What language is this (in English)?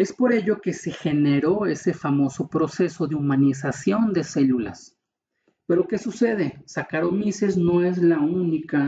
Spanish